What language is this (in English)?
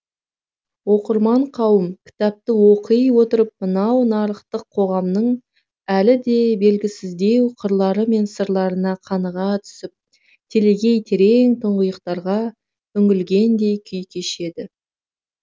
Kazakh